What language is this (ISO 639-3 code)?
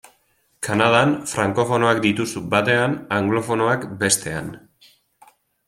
eus